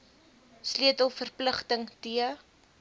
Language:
Afrikaans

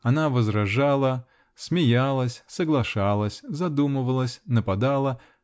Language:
Russian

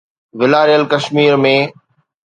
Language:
Sindhi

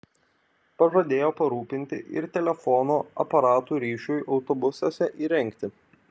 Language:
Lithuanian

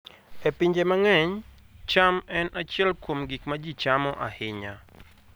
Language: Luo (Kenya and Tanzania)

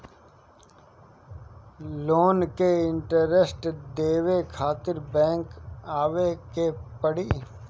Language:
Bhojpuri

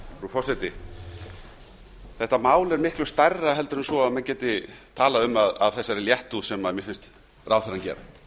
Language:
Icelandic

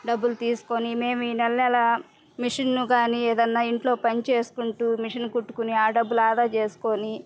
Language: Telugu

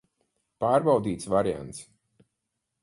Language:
Latvian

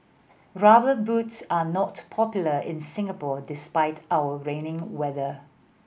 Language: English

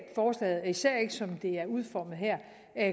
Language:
Danish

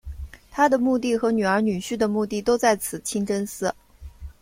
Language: Chinese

